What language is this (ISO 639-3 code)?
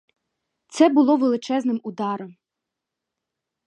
ukr